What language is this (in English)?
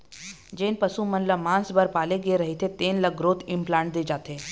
Chhattisgarhi